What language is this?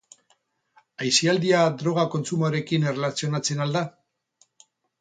Basque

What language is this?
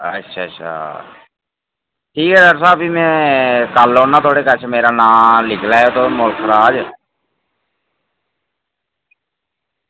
Dogri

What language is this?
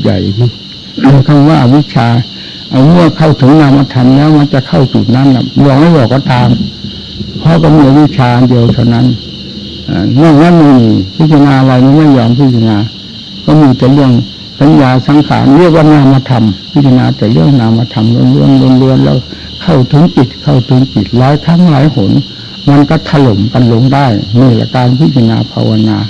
Thai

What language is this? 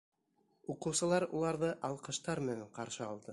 Bashkir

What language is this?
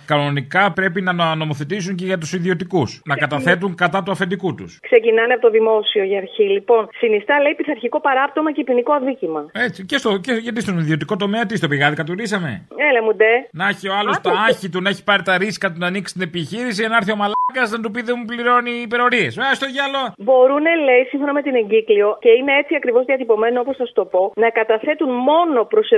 Greek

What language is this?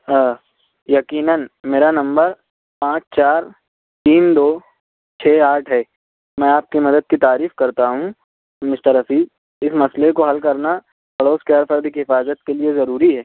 Urdu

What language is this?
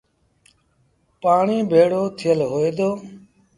Sindhi Bhil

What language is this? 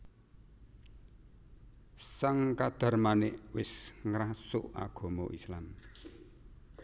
Javanese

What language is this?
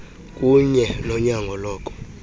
Xhosa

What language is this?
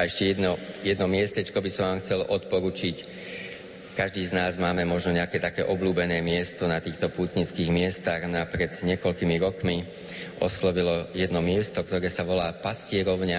Slovak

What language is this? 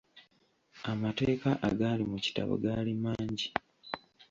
Ganda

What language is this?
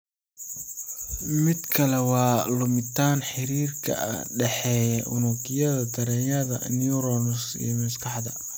Somali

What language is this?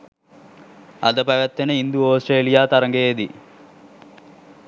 Sinhala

